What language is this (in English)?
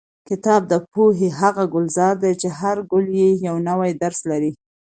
Pashto